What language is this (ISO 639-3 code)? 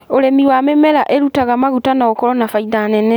kik